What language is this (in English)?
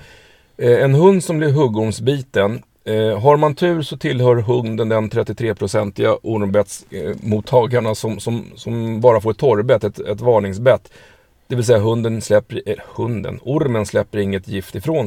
Swedish